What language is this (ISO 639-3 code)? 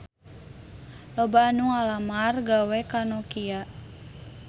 sun